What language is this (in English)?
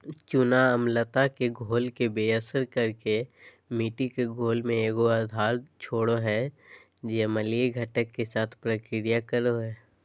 Magahi